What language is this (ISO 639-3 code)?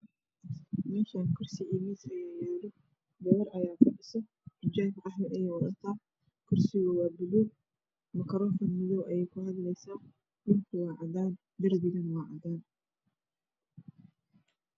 som